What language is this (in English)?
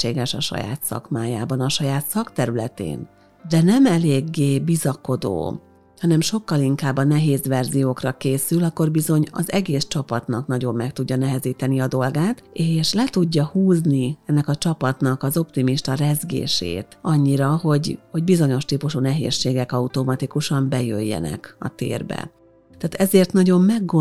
Hungarian